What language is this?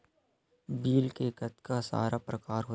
Chhattisgarhi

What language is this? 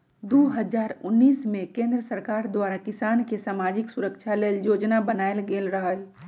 Magahi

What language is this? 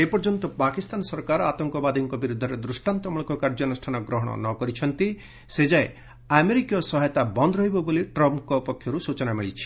Odia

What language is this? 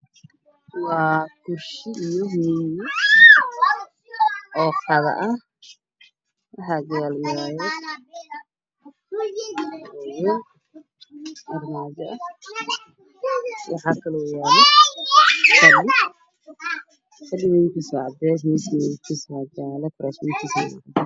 Somali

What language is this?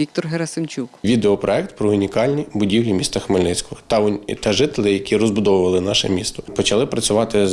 Ukrainian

